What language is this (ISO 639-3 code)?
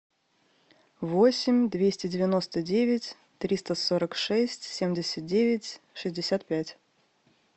rus